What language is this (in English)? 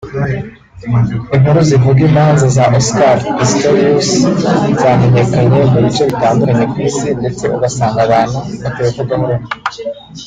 Kinyarwanda